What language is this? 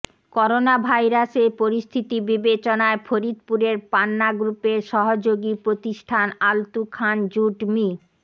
Bangla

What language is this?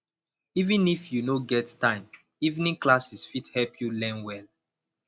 Nigerian Pidgin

